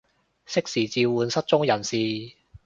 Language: Cantonese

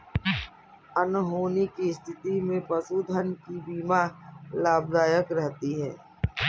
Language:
Hindi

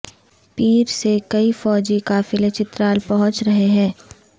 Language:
Urdu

